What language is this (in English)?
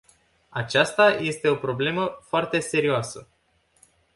Romanian